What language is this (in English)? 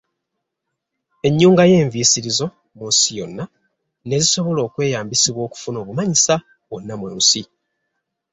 Ganda